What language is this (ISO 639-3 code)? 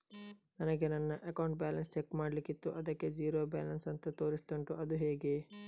kan